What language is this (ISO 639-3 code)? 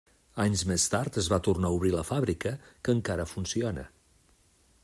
cat